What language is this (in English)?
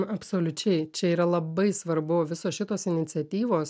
Lithuanian